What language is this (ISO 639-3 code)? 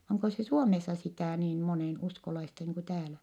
fin